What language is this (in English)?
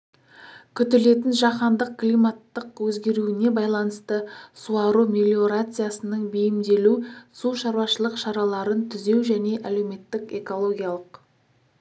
Kazakh